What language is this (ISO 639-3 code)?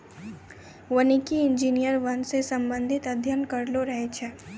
mai